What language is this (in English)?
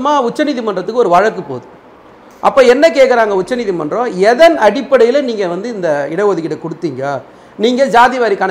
Tamil